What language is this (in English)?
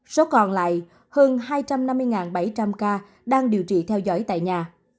Vietnamese